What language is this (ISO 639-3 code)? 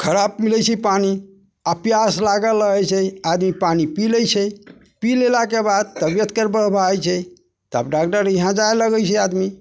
mai